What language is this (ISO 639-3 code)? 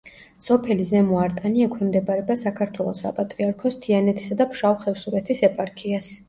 kat